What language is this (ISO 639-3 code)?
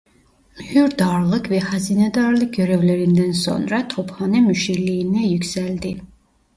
tur